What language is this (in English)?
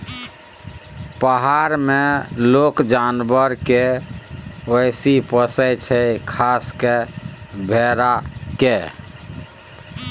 Maithili